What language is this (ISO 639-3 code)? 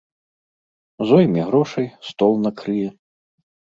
bel